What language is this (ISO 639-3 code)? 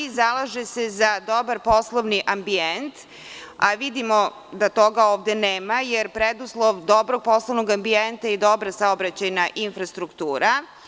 srp